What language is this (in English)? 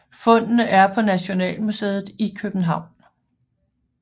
Danish